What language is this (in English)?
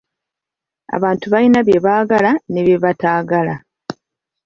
Ganda